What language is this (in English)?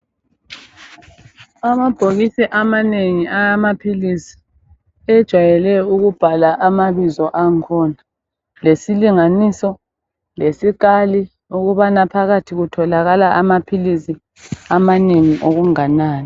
North Ndebele